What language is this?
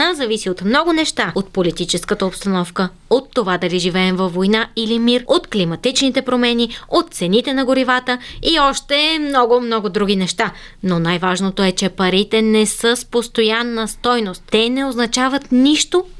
Bulgarian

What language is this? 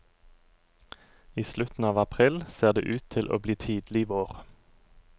Norwegian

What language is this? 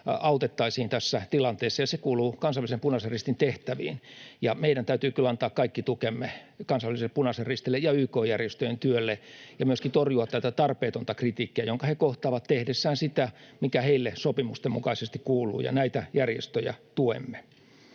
Finnish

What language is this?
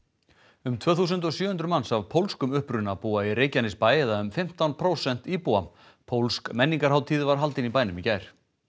Icelandic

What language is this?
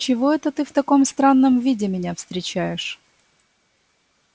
Russian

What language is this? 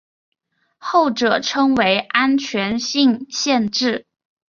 Chinese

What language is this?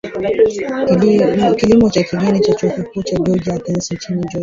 Swahili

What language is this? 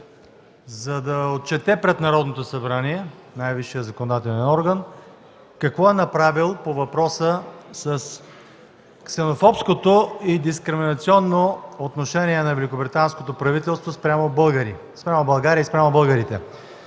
Bulgarian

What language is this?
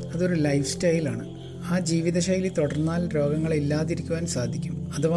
Malayalam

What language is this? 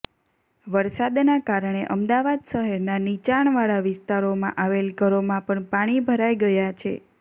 Gujarati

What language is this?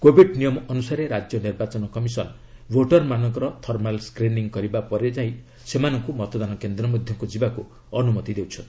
Odia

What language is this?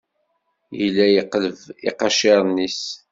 Kabyle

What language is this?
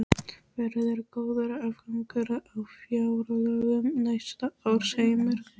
Icelandic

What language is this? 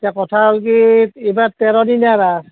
Assamese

